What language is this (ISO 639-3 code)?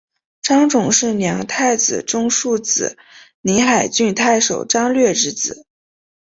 zho